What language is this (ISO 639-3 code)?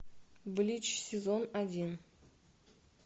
rus